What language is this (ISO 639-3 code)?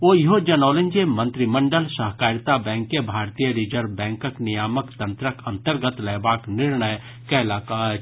mai